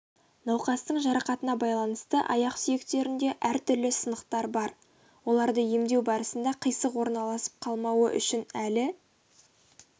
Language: Kazakh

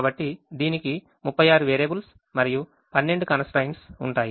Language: Telugu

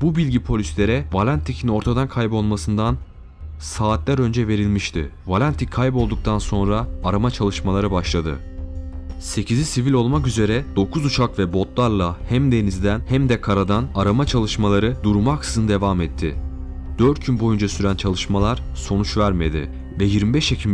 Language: Turkish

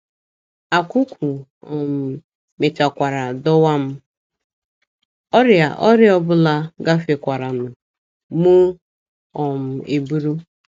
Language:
Igbo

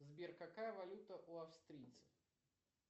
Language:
Russian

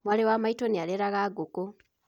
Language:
Kikuyu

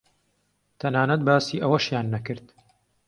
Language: Central Kurdish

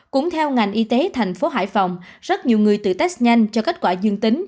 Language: Vietnamese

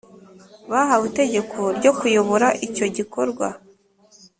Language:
Kinyarwanda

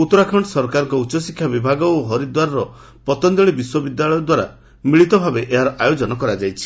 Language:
Odia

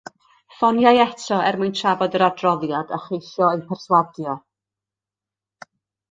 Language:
Welsh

